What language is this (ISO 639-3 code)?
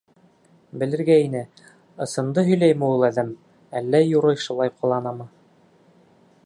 bak